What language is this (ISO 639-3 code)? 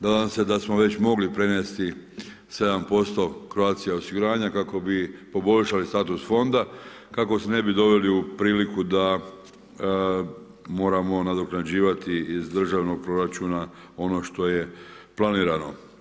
hrv